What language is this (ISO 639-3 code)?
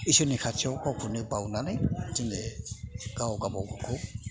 brx